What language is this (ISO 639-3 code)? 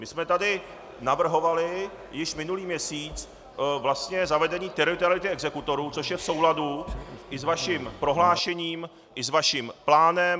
ces